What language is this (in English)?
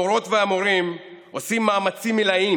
Hebrew